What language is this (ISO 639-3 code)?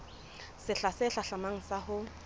sot